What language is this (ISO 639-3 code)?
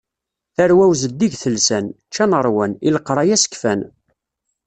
kab